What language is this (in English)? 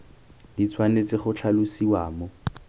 Tswana